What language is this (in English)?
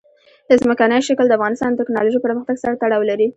Pashto